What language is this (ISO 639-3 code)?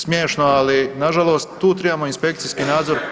hrv